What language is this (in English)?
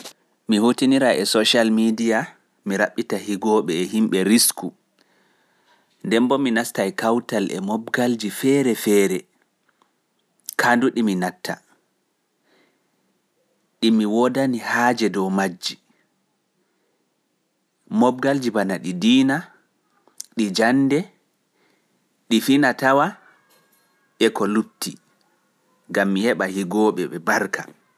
Pular